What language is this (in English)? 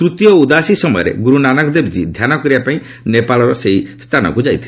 Odia